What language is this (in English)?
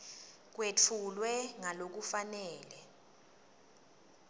Swati